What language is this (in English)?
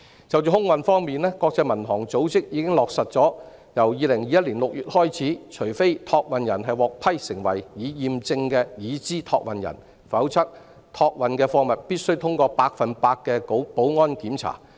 Cantonese